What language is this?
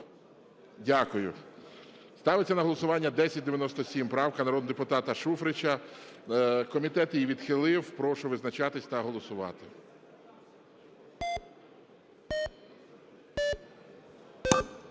Ukrainian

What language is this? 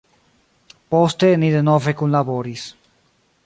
Esperanto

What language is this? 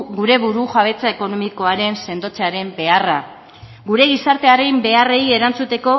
Basque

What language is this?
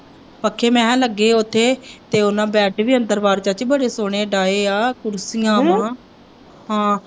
Punjabi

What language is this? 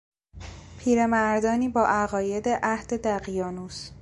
Persian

